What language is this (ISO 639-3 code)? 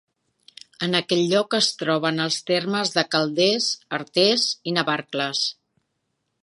cat